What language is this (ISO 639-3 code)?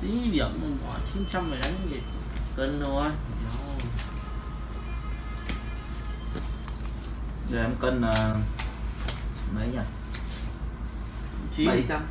vie